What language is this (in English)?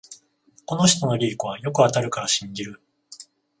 Japanese